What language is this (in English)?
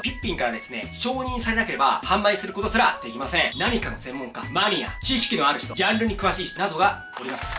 Japanese